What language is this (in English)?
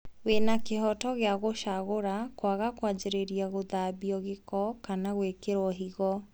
Kikuyu